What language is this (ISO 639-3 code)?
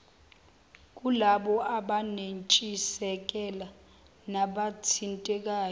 zul